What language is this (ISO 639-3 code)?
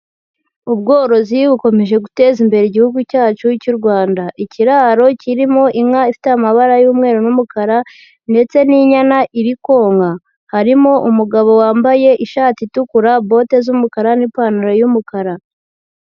kin